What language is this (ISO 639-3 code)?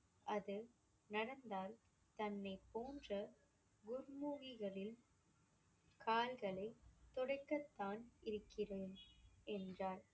tam